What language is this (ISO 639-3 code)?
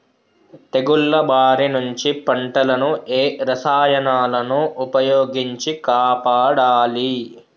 tel